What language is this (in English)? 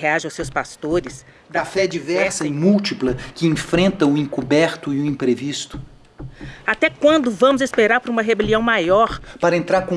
Portuguese